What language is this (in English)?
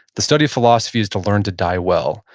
English